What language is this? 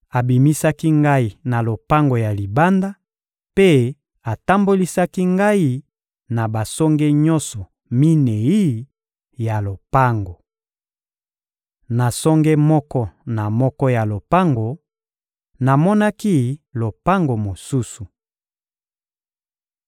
Lingala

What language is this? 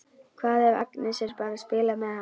Icelandic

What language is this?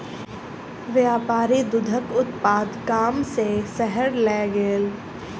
Maithili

